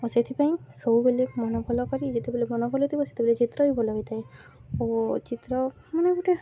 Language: Odia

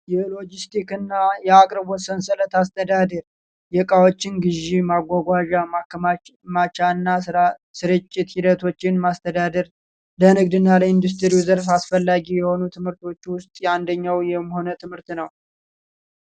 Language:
Amharic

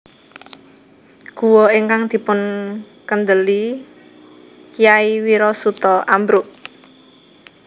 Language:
Javanese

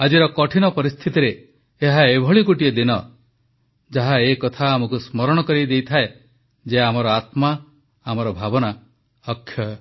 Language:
Odia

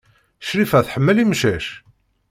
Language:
Kabyle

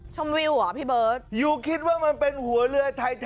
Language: Thai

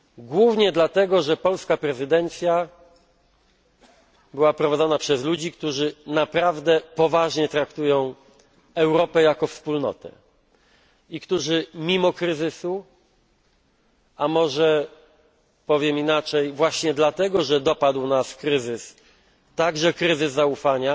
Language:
Polish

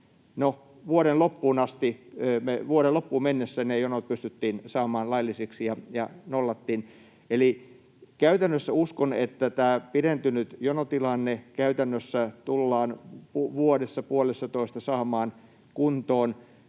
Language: Finnish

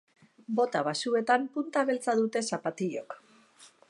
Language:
Basque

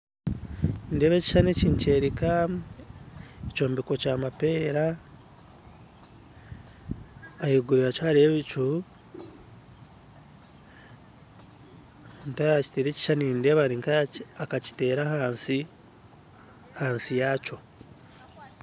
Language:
Nyankole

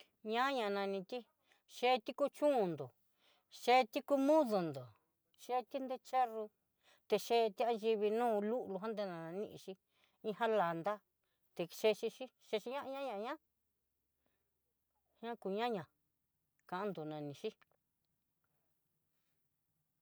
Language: Southeastern Nochixtlán Mixtec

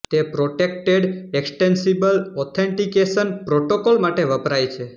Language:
Gujarati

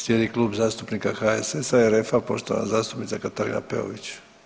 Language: Croatian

